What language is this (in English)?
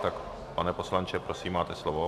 Czech